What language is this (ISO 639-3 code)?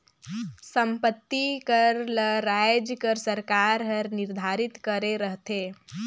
hne